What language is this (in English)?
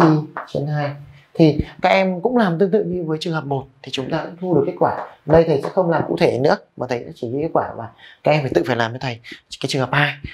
Vietnamese